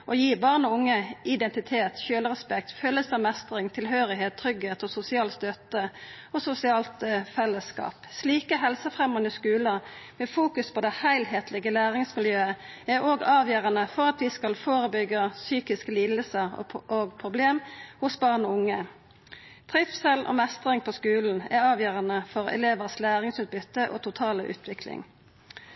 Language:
Norwegian Nynorsk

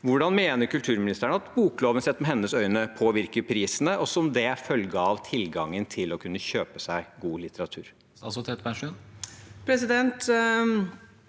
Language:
Norwegian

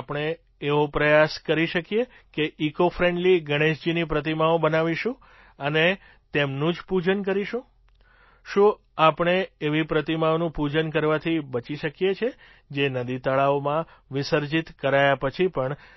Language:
Gujarati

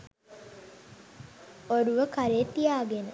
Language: Sinhala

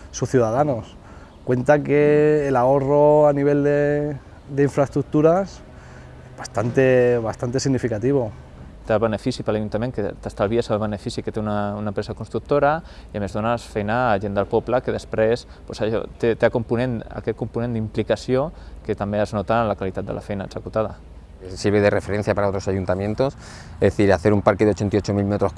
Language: Spanish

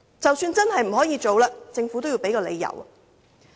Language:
Cantonese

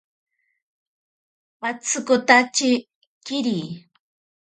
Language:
Ashéninka Perené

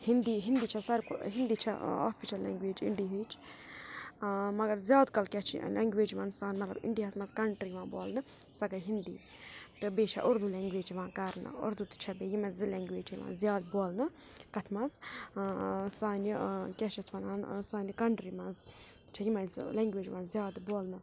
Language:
Kashmiri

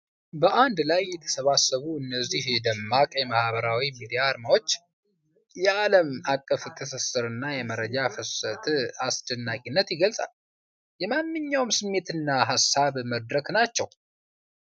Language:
Amharic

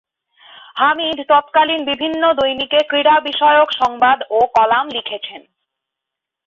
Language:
Bangla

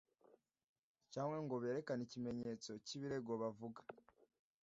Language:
Kinyarwanda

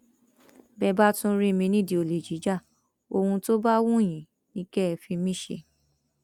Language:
Yoruba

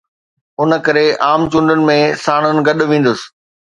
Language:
Sindhi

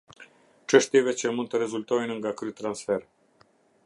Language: Albanian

